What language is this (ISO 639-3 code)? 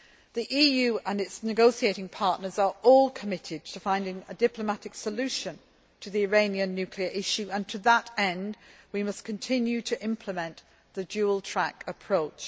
eng